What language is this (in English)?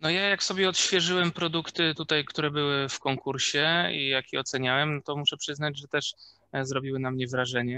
Polish